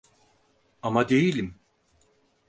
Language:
Turkish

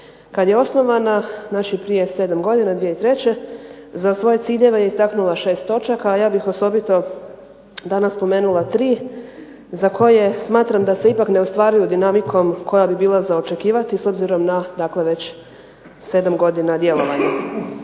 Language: Croatian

